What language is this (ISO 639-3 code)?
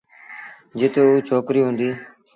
sbn